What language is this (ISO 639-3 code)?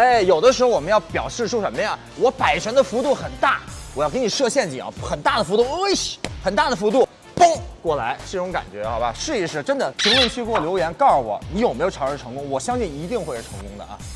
zho